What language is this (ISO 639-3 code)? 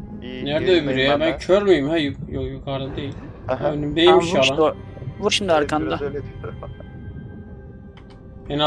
tur